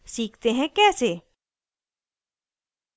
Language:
Hindi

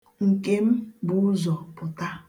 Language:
Igbo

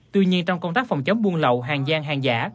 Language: Vietnamese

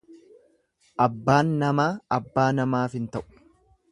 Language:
Oromo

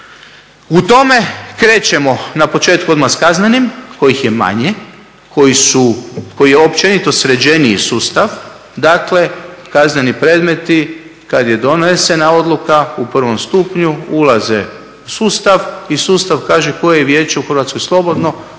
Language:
Croatian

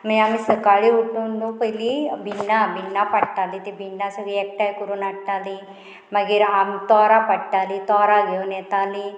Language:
Konkani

